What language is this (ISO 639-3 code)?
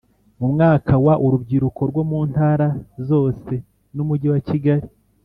kin